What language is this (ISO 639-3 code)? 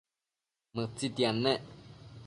mcf